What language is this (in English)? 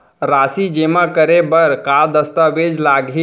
Chhattisgarhi